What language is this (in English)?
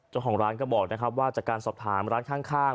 Thai